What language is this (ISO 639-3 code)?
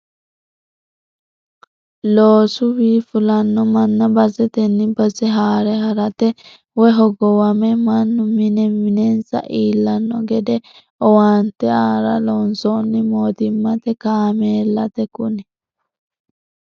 sid